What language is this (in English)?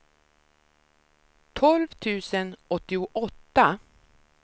Swedish